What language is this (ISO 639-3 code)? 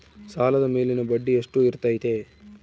kan